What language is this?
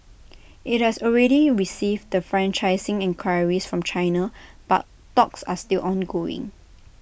English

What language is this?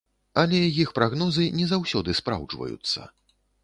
Belarusian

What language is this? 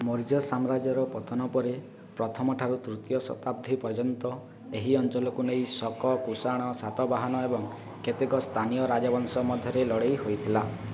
Odia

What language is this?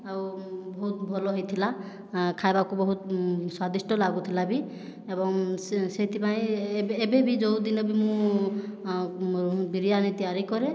Odia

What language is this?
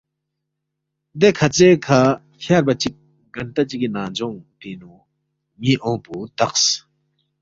Balti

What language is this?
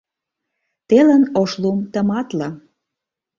Mari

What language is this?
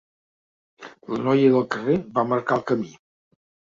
Catalan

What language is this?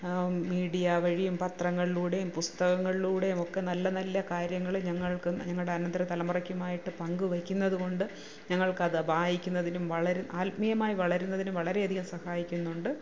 Malayalam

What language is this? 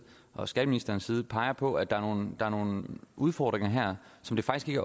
Danish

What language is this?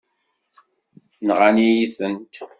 Kabyle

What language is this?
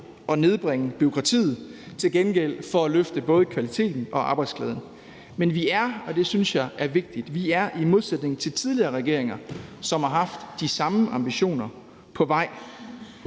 Danish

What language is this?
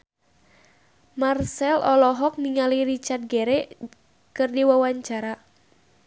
Sundanese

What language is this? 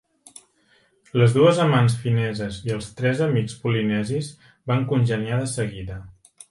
Catalan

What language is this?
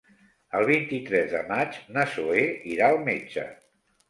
Catalan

